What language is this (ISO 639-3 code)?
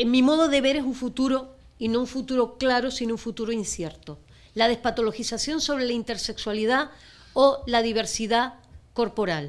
spa